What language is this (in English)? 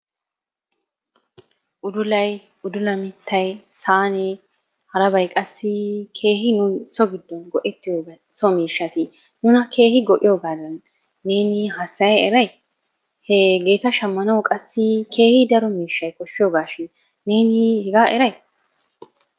Wolaytta